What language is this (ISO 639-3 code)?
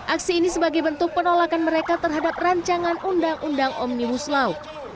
ind